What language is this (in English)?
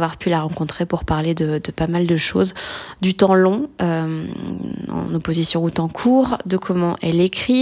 French